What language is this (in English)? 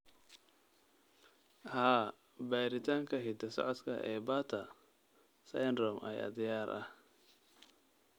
Somali